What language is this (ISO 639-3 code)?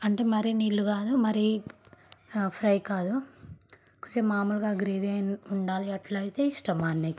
tel